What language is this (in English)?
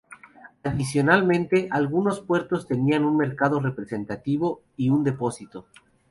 Spanish